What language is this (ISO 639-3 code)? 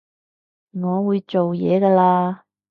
yue